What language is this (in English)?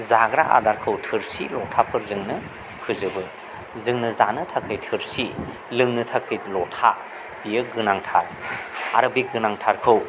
Bodo